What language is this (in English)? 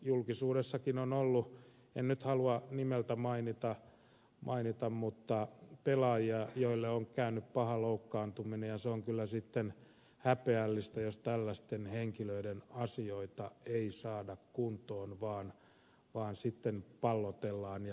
Finnish